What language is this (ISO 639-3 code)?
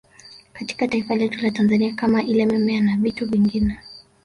swa